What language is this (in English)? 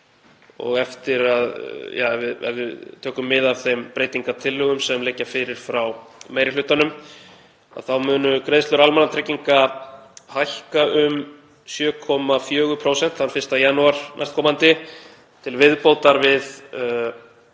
Icelandic